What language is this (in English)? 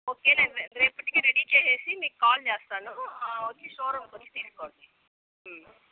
Telugu